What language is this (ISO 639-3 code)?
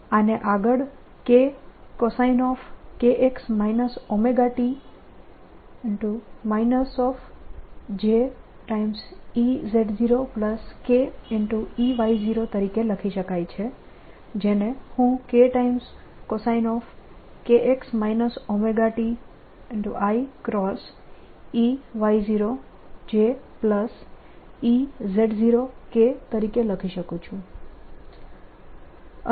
guj